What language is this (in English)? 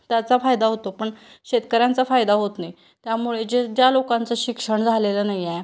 Marathi